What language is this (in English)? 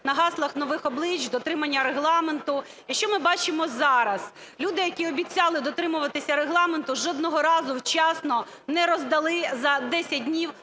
Ukrainian